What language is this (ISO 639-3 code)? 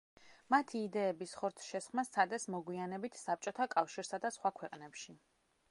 kat